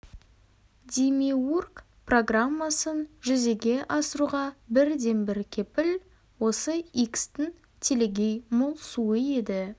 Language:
Kazakh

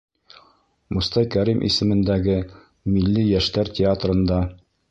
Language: Bashkir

